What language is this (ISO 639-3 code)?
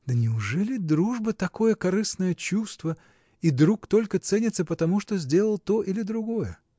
rus